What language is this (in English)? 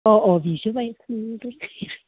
Bodo